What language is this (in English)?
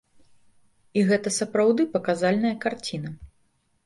Belarusian